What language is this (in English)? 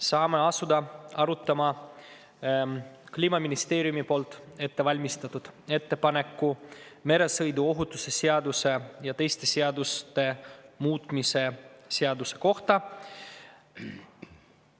Estonian